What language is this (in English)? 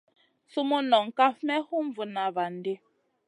Masana